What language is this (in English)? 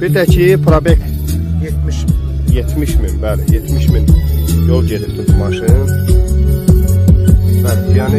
Turkish